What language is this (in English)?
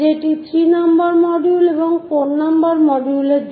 Bangla